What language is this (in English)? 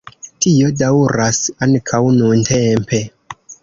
Esperanto